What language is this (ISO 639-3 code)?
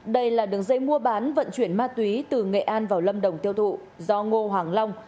vie